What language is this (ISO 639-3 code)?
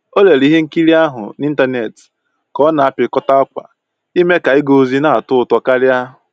ibo